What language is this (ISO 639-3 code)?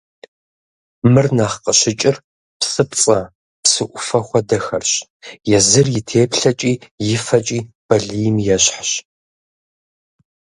kbd